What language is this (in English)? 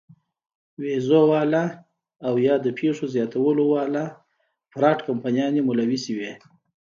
Pashto